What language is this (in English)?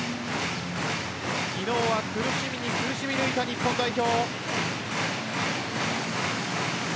Japanese